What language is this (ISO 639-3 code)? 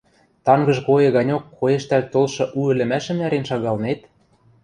mrj